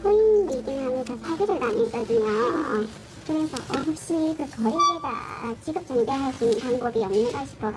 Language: Korean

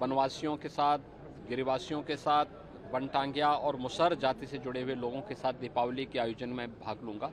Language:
Hindi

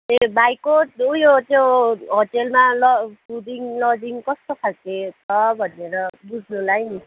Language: Nepali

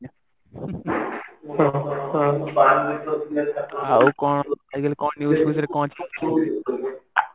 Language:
Odia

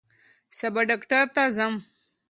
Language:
Pashto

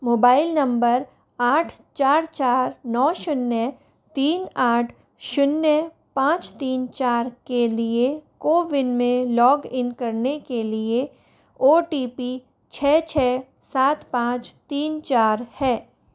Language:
Hindi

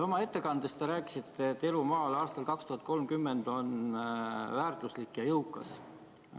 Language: Estonian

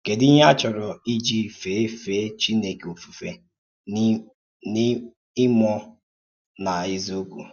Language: Igbo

